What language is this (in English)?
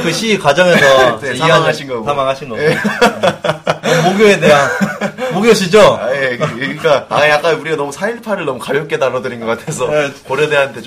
Korean